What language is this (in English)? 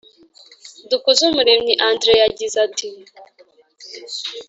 Kinyarwanda